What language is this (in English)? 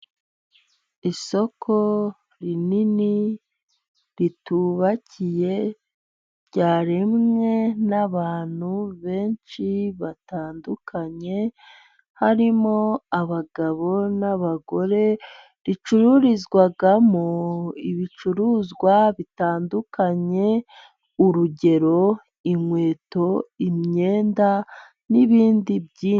Kinyarwanda